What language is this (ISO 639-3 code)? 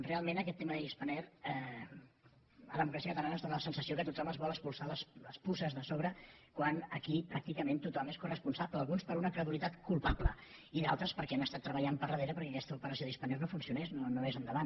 cat